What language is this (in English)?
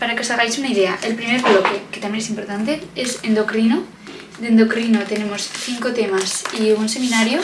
Spanish